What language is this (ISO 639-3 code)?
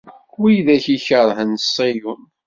kab